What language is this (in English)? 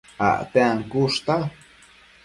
Matsés